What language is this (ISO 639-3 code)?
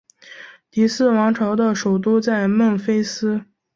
zho